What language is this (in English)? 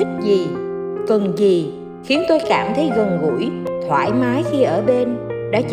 Vietnamese